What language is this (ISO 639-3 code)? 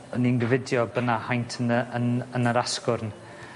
cym